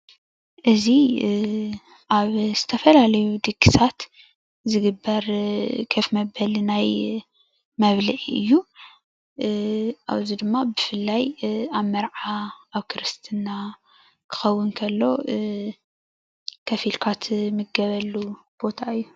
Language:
Tigrinya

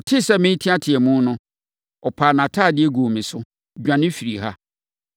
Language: Akan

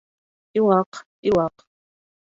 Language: Bashkir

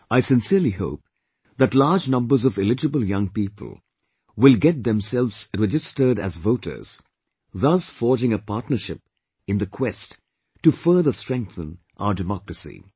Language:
English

